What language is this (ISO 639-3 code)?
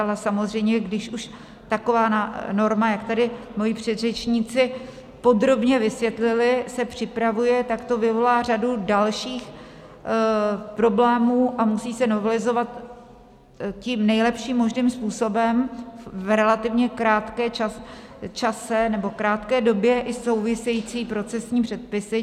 ces